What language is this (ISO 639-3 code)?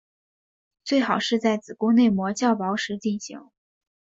zho